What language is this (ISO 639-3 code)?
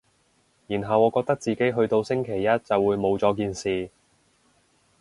yue